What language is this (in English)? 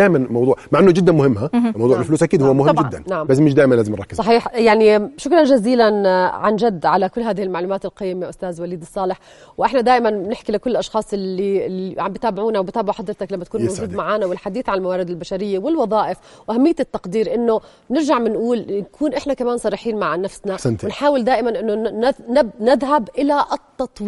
Arabic